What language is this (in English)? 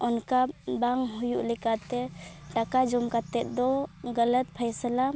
Santali